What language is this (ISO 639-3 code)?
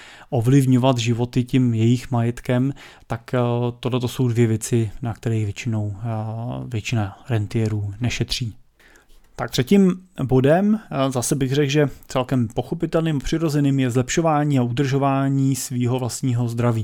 ces